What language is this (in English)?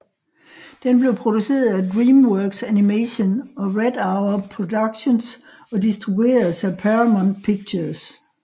Danish